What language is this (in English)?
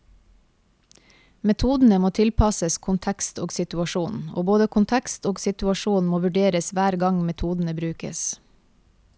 Norwegian